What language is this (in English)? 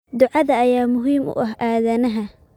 Somali